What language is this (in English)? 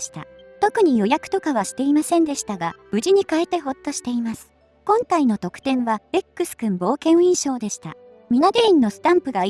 Japanese